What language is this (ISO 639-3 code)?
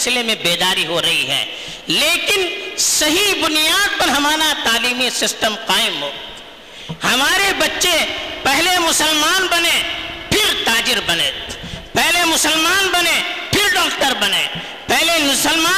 urd